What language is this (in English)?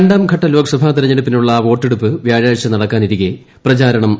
Malayalam